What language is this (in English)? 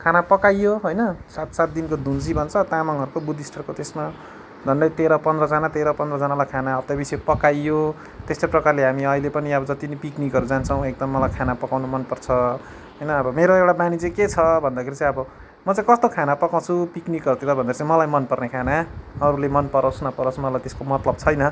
Nepali